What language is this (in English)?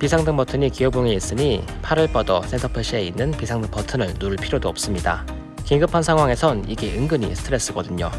Korean